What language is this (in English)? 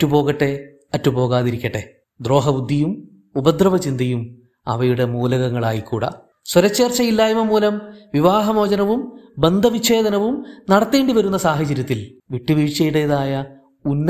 Malayalam